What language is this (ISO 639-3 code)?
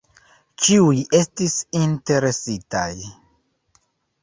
epo